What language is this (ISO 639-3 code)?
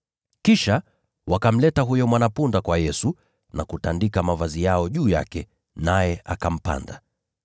swa